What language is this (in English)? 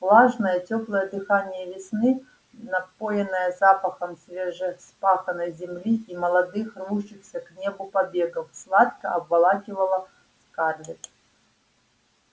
Russian